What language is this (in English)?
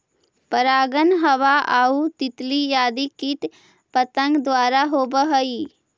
Magahi